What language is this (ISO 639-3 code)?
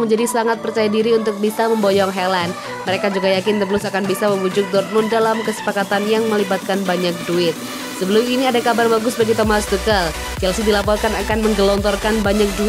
ind